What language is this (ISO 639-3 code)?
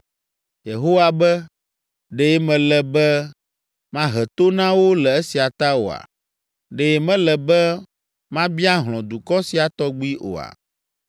ewe